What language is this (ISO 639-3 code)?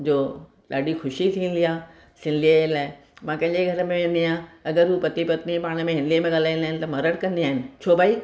snd